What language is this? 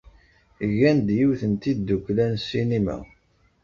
Kabyle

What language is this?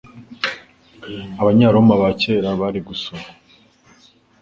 Kinyarwanda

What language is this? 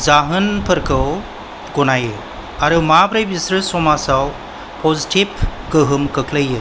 Bodo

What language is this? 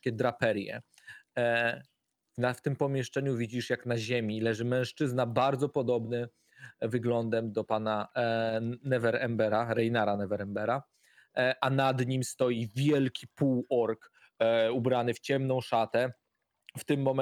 Polish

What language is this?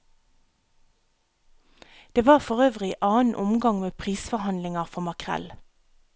Norwegian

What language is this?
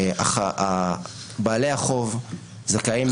Hebrew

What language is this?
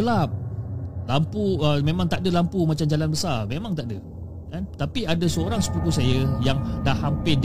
Malay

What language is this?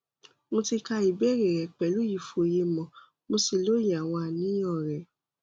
Yoruba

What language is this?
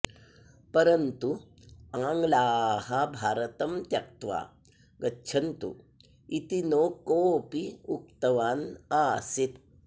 Sanskrit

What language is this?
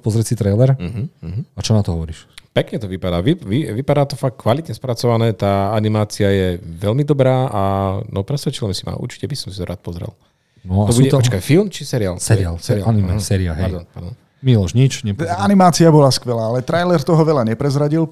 Slovak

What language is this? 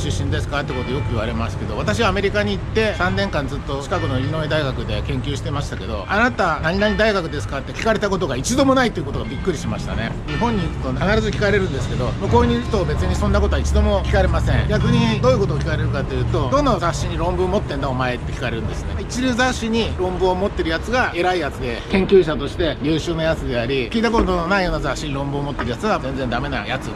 Japanese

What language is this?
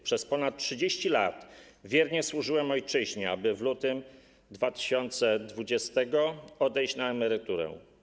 Polish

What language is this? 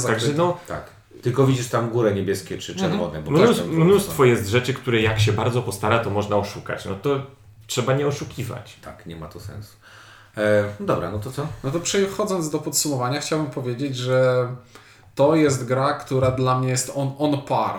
Polish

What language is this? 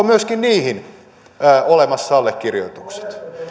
Finnish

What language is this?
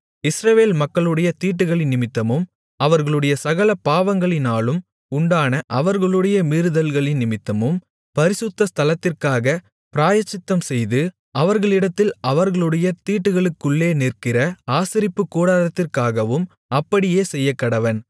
Tamil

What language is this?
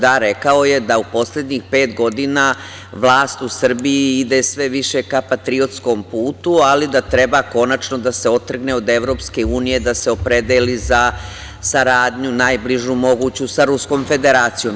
Serbian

